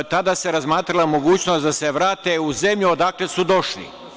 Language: Serbian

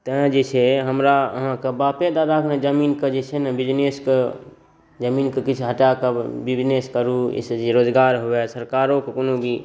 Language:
Maithili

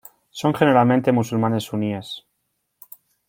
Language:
Spanish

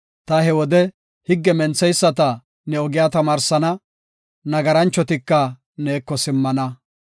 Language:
Gofa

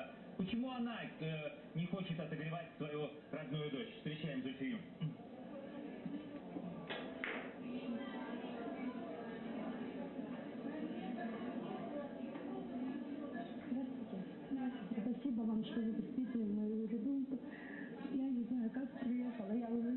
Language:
Russian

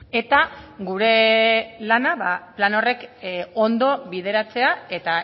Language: Basque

